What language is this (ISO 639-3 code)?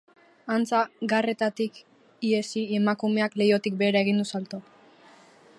eus